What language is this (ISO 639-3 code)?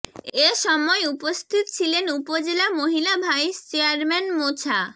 ben